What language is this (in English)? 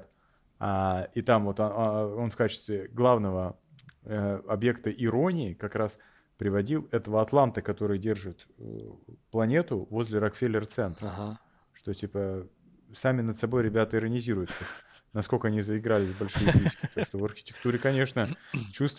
Russian